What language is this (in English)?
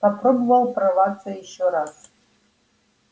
Russian